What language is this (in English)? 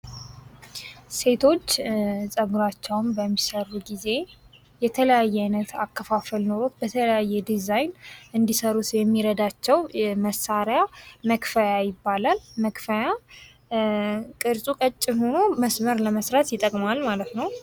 Amharic